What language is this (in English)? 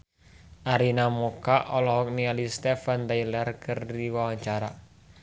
Sundanese